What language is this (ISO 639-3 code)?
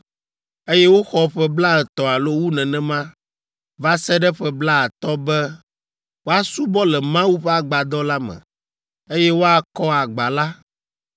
ewe